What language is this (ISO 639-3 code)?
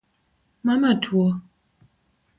luo